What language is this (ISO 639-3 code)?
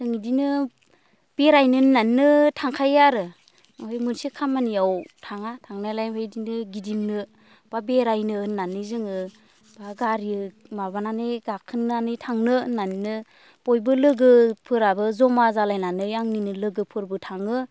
brx